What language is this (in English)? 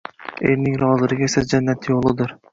Uzbek